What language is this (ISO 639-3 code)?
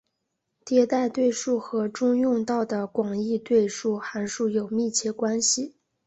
zho